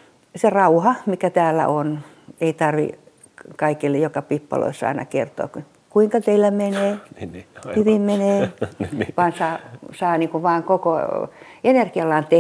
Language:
Finnish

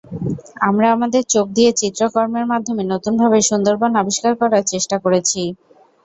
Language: Bangla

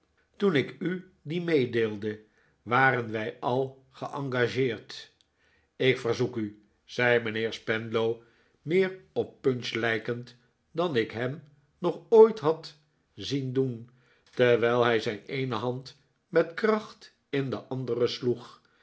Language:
Dutch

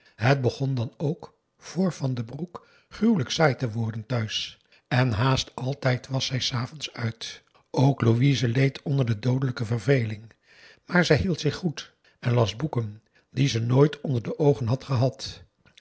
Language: Dutch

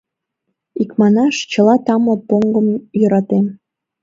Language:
Mari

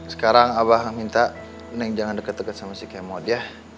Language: Indonesian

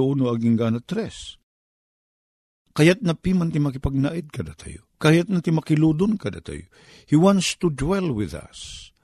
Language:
Filipino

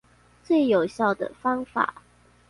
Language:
Chinese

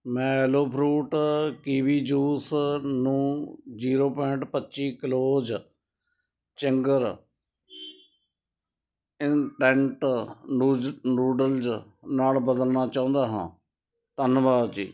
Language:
Punjabi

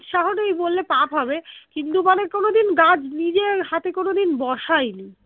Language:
Bangla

